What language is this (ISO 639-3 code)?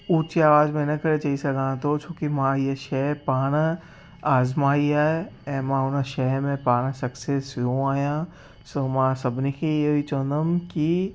snd